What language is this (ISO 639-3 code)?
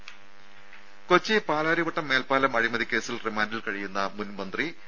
mal